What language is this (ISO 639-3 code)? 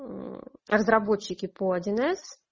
rus